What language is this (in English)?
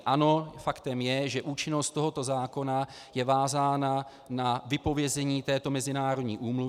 Czech